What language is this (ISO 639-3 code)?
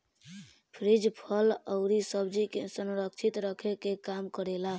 bho